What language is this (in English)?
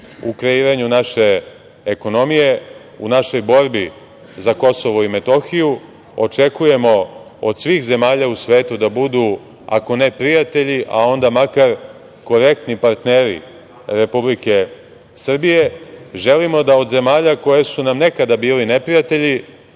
Serbian